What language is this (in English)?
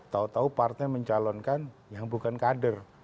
Indonesian